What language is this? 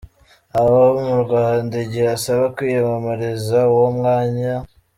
Kinyarwanda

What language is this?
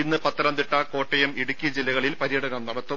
Malayalam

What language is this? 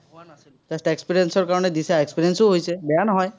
Assamese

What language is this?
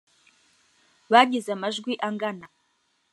Kinyarwanda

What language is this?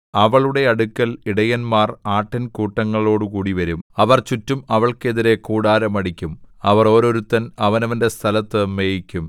Malayalam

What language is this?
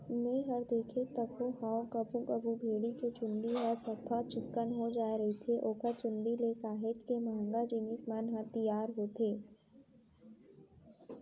Chhattisgarhi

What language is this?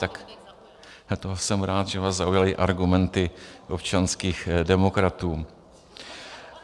Czech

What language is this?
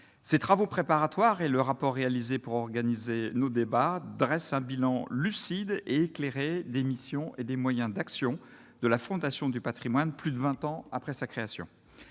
French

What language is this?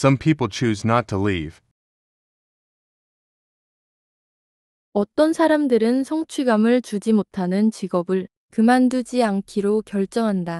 Korean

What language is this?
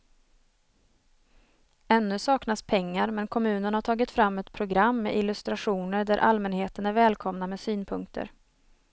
Swedish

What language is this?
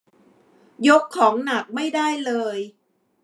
Thai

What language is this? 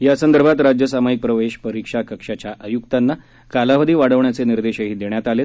Marathi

